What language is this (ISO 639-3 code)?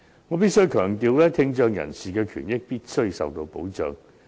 yue